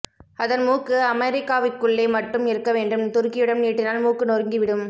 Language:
Tamil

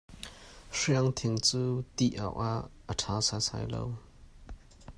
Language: Hakha Chin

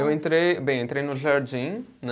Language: Portuguese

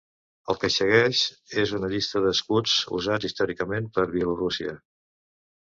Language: Catalan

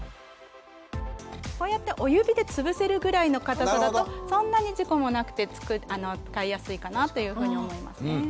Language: Japanese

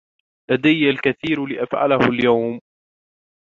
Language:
Arabic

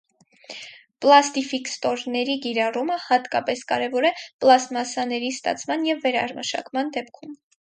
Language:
Armenian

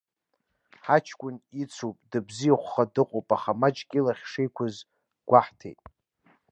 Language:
Abkhazian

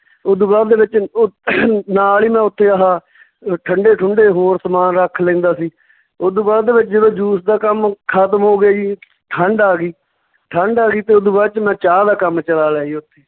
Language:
Punjabi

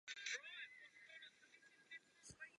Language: Czech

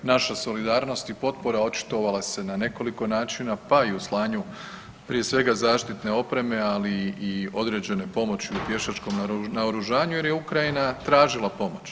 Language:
Croatian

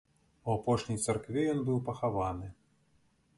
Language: Belarusian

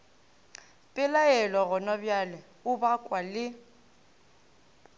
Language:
Northern Sotho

